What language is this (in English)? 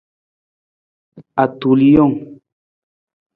Nawdm